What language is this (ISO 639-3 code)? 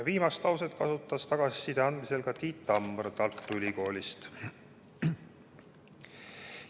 est